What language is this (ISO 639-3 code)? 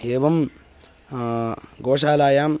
san